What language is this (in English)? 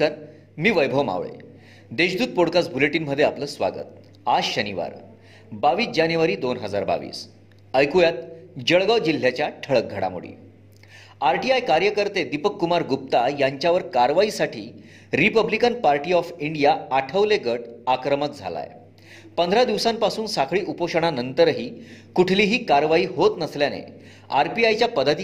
Marathi